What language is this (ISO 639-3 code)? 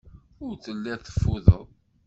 kab